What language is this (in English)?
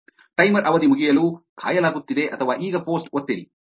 Kannada